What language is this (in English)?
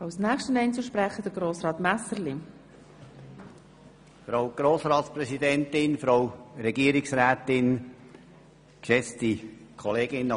Swiss German